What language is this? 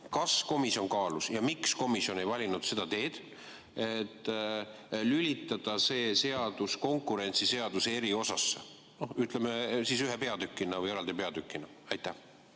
Estonian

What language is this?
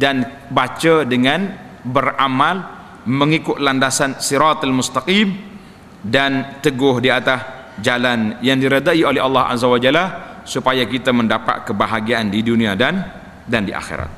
Malay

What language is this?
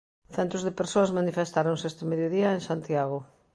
Galician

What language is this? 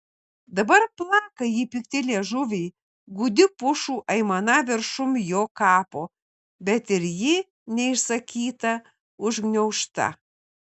Lithuanian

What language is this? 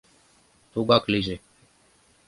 Mari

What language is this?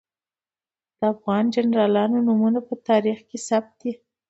Pashto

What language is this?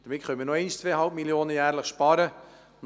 Swiss German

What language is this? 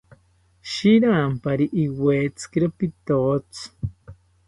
South Ucayali Ashéninka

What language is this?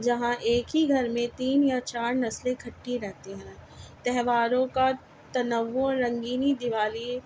Urdu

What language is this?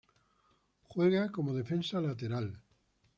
Spanish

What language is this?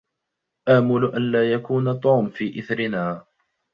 Arabic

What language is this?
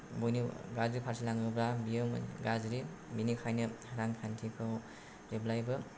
Bodo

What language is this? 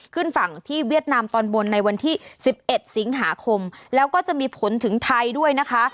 Thai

